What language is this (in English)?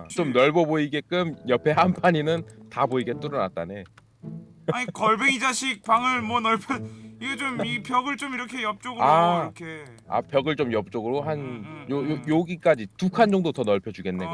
Korean